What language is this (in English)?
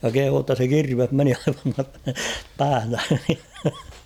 Finnish